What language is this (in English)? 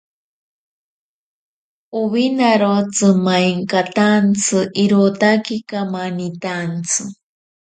Ashéninka Perené